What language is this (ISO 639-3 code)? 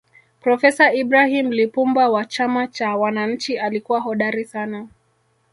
swa